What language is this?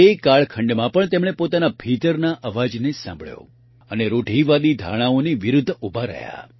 Gujarati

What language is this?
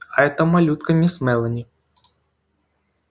Russian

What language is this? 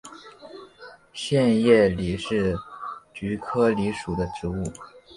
Chinese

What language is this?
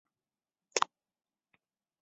Chinese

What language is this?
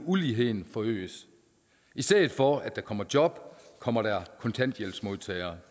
Danish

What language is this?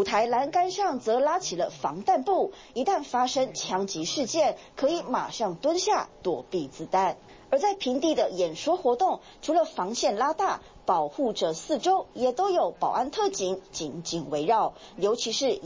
Chinese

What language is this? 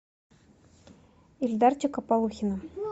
Russian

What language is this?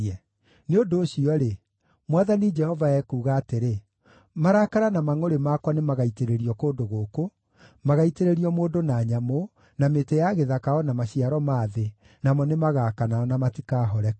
Kikuyu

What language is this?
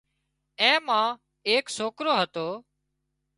Wadiyara Koli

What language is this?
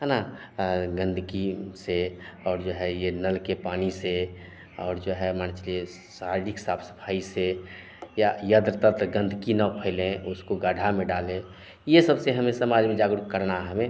Hindi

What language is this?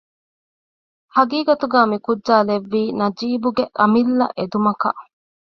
Divehi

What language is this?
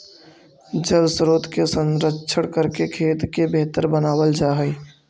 Magahi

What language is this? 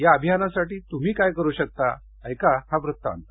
Marathi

